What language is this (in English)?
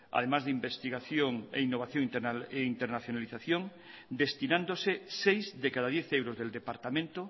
Spanish